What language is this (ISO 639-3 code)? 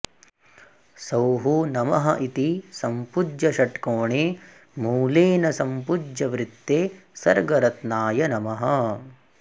san